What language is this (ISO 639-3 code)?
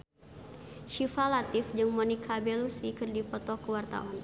sun